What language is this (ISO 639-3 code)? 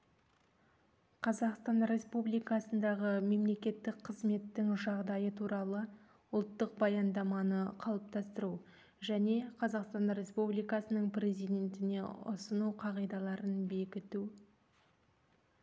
kaz